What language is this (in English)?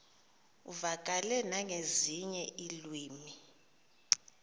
Xhosa